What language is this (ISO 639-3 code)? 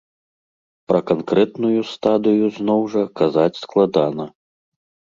bel